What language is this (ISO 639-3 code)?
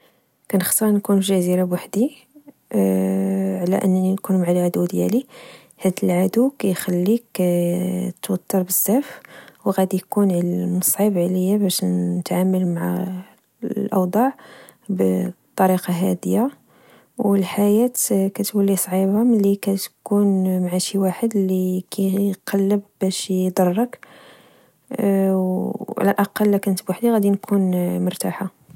ary